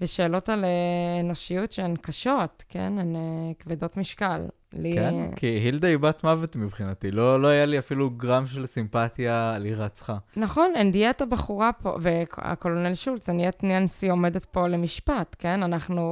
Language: Hebrew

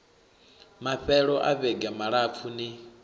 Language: Venda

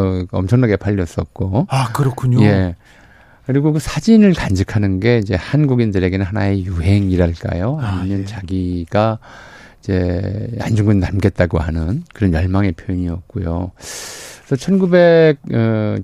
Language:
Korean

